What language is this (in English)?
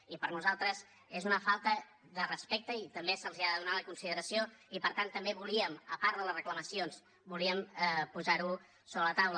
Catalan